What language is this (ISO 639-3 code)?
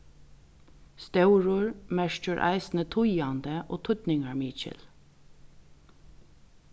fao